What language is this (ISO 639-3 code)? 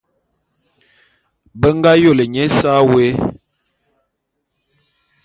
bum